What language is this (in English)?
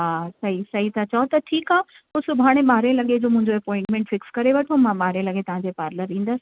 Sindhi